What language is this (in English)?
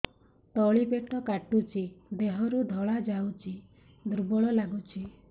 Odia